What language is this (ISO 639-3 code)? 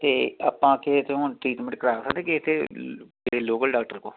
pan